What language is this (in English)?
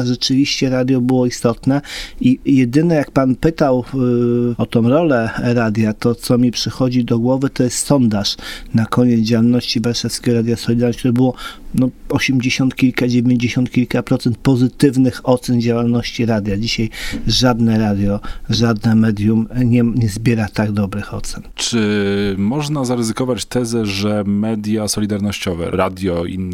Polish